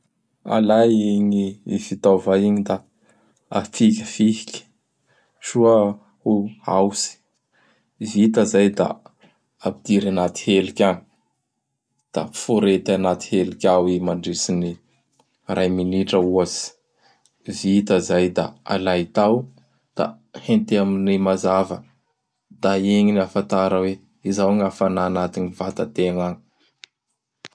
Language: Bara Malagasy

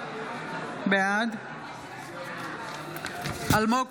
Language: Hebrew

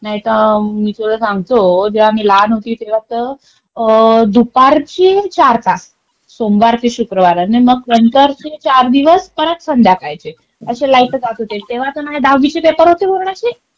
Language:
Marathi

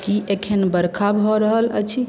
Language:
Maithili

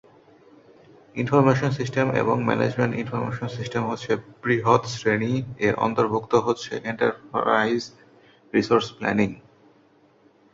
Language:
Bangla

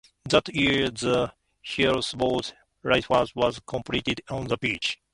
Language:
English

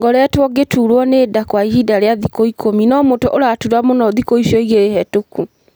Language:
Kikuyu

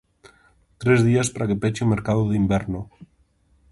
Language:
Galician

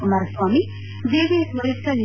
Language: Kannada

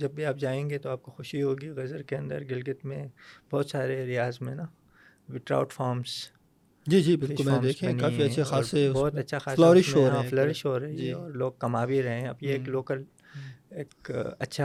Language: Urdu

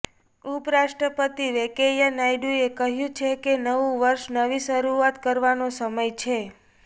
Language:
Gujarati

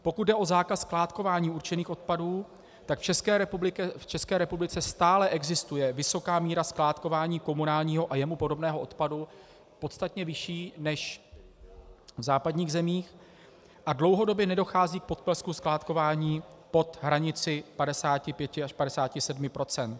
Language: Czech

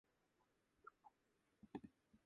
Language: Japanese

